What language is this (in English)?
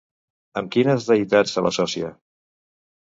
Catalan